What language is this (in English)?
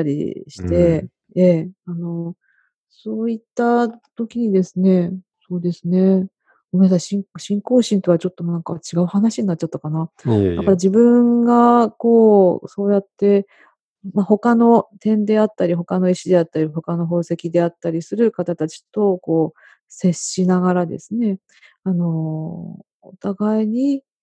Japanese